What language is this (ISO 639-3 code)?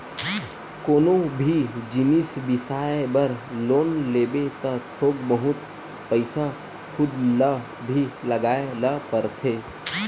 hne